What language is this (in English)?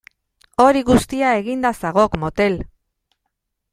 Basque